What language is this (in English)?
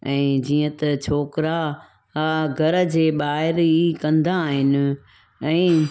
Sindhi